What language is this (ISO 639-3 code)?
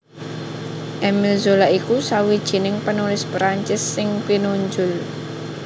jav